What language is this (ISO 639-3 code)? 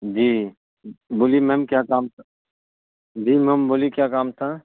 urd